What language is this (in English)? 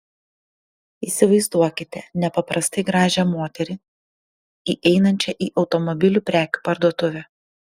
Lithuanian